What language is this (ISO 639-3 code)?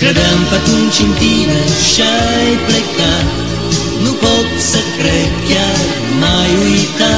ron